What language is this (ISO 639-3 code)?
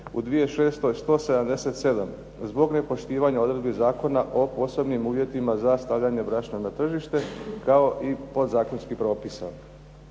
hrv